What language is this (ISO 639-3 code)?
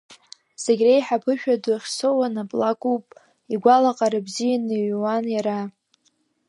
abk